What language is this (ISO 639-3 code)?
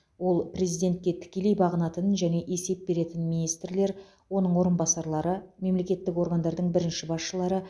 kaz